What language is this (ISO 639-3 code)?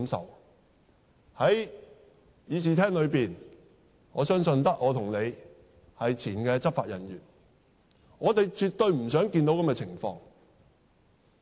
yue